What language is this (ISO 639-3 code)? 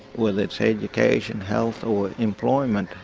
eng